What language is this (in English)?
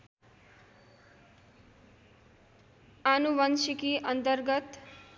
Nepali